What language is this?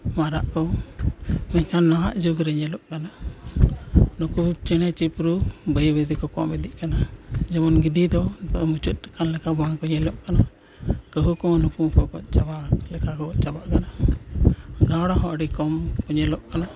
Santali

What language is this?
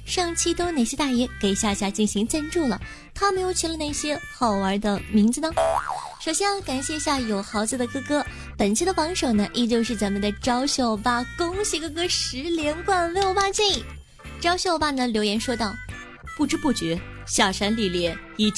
Chinese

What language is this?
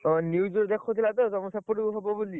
Odia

